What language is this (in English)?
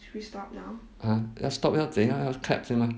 English